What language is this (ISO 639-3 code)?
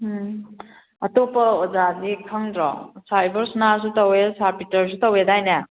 mni